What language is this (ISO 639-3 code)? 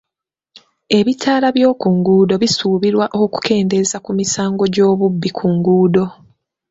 lug